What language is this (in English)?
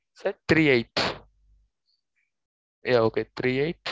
Tamil